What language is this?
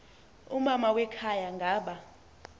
Xhosa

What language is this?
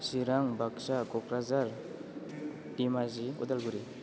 Bodo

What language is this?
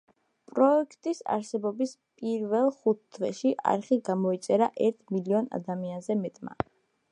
Georgian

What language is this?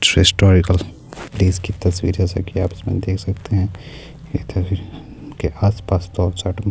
Urdu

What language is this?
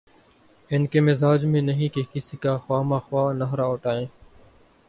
Urdu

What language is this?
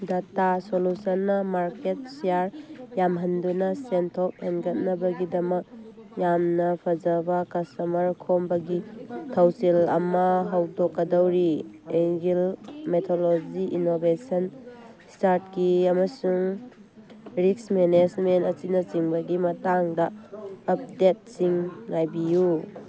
Manipuri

